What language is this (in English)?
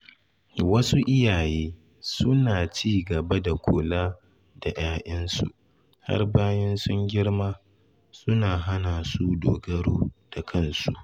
Hausa